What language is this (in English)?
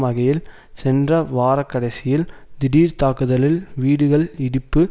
Tamil